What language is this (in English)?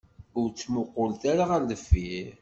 Kabyle